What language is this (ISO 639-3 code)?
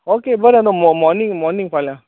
kok